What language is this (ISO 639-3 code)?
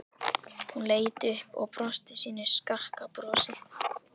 isl